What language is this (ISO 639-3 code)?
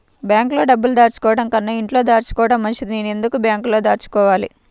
tel